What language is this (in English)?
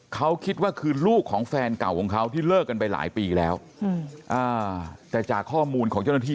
Thai